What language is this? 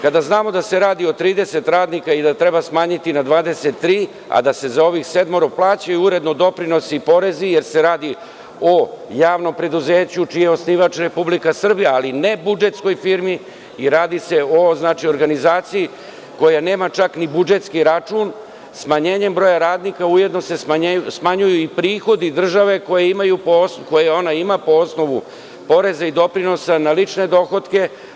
Serbian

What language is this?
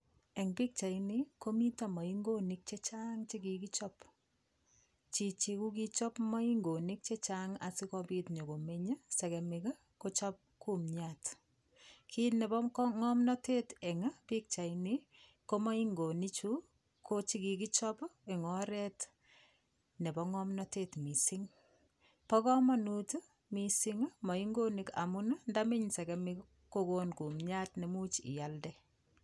Kalenjin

